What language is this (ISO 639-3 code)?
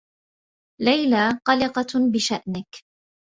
ara